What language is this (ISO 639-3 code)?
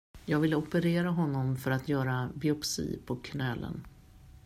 swe